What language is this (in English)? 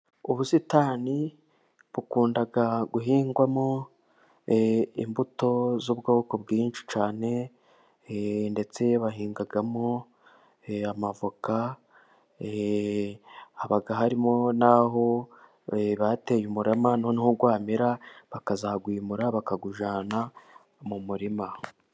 Kinyarwanda